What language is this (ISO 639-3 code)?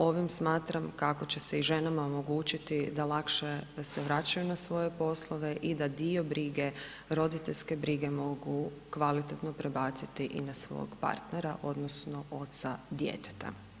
hrv